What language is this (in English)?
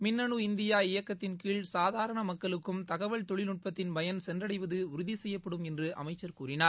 Tamil